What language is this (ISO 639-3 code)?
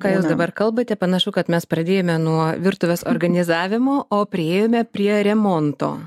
lit